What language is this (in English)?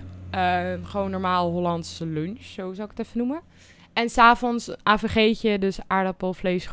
Dutch